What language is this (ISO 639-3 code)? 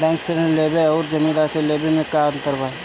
bho